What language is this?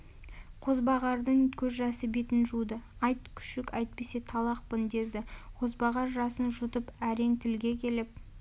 Kazakh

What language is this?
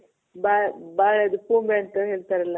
Kannada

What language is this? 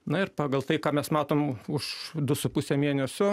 Lithuanian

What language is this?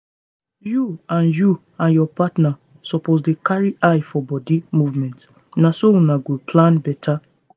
Nigerian Pidgin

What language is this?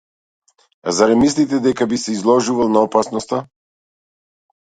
Macedonian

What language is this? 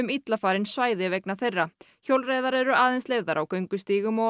Icelandic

